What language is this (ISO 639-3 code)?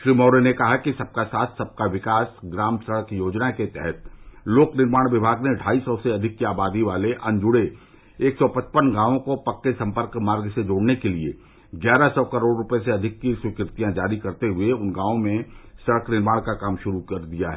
hin